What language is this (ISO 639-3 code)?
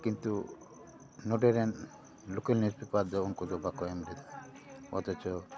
sat